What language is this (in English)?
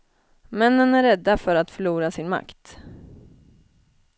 Swedish